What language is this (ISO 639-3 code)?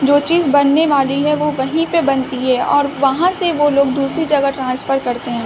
urd